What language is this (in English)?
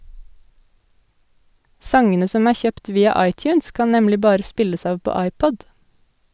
Norwegian